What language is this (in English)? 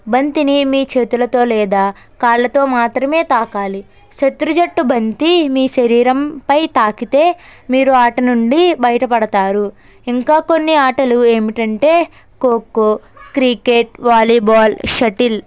Telugu